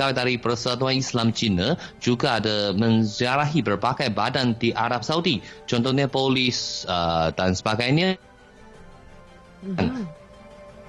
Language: Malay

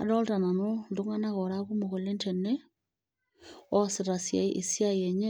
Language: Masai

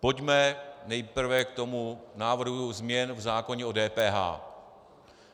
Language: Czech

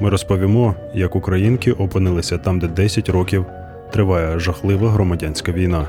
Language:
Ukrainian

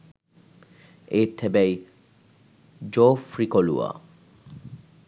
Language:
Sinhala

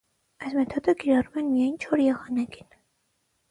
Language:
Armenian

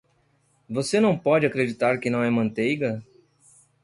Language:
Portuguese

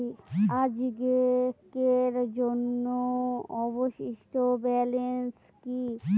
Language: Bangla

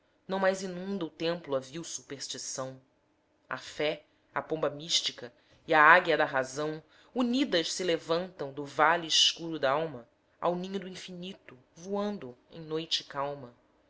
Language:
Portuguese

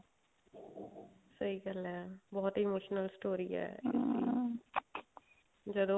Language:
Punjabi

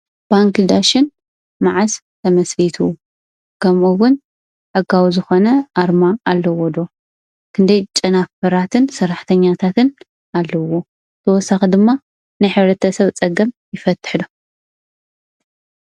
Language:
Tigrinya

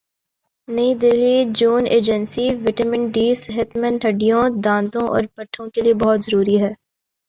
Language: Urdu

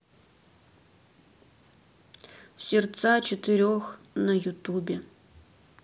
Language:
Russian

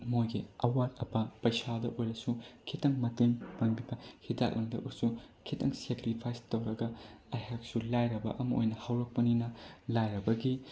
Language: Manipuri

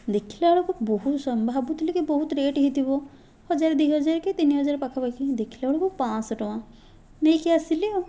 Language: Odia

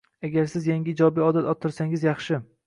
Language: Uzbek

